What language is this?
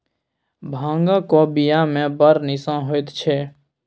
Maithili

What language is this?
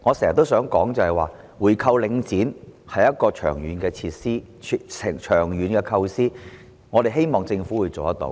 Cantonese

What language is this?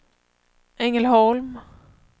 Swedish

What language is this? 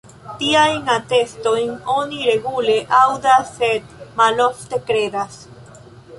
Esperanto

